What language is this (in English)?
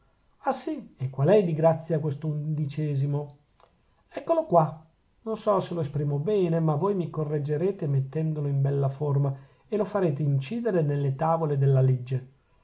Italian